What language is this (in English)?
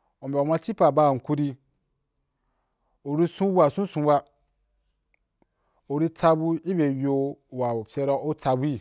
Wapan